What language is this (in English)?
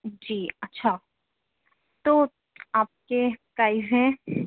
Urdu